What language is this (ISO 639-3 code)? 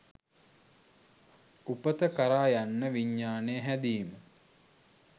sin